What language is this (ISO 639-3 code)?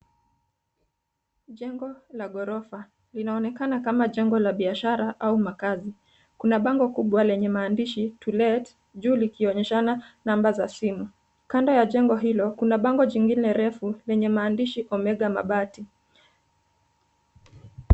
swa